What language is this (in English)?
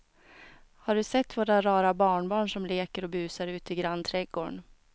Swedish